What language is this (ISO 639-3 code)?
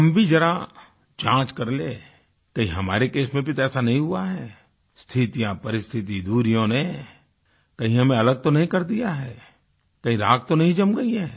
hin